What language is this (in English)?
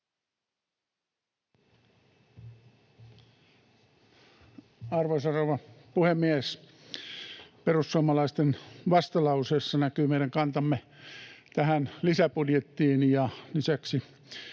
Finnish